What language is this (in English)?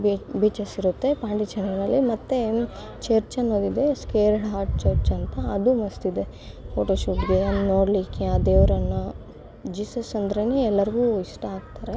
Kannada